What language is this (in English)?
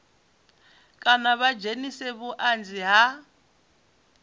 Venda